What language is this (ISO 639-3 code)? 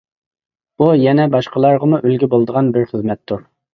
uig